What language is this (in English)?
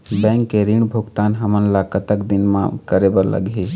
Chhattisgarhi